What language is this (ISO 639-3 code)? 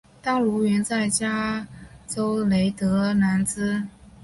zho